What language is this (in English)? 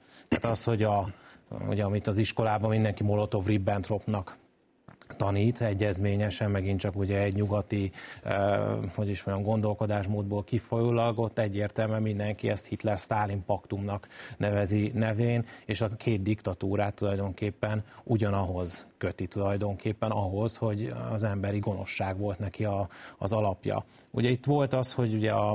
Hungarian